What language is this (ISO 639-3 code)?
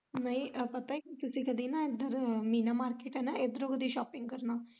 pan